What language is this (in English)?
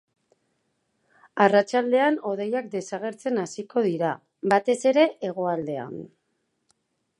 Basque